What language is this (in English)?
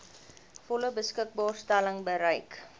Afrikaans